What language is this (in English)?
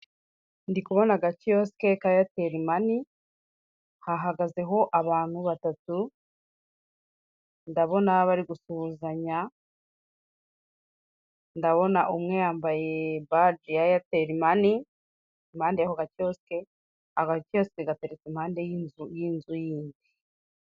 Kinyarwanda